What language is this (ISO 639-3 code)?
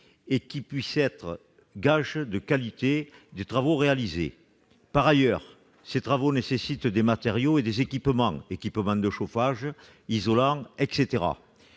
fra